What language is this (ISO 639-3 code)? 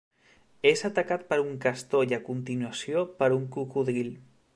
cat